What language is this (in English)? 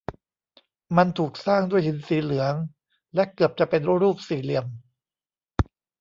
Thai